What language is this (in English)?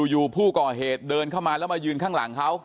Thai